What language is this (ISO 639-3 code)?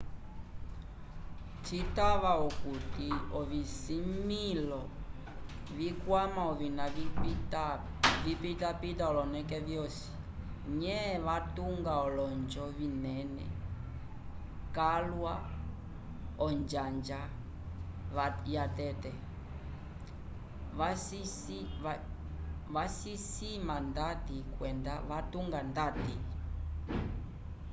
umb